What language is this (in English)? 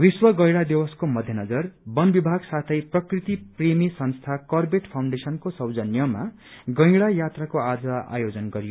Nepali